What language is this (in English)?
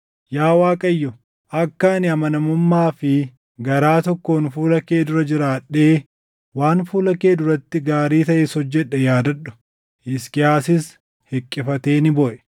Oromo